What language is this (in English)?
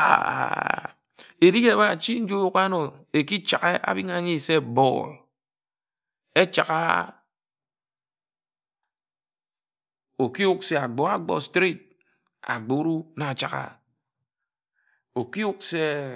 Ejagham